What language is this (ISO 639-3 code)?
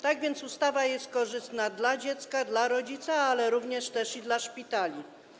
pol